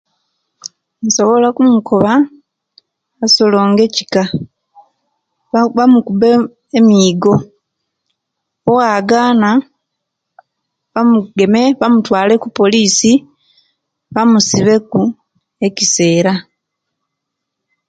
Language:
Kenyi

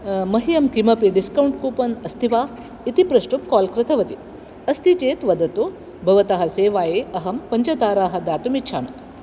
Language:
Sanskrit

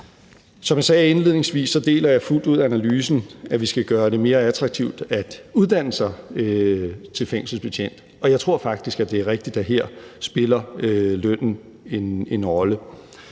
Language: Danish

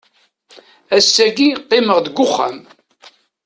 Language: Kabyle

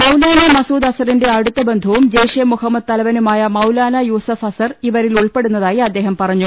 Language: Malayalam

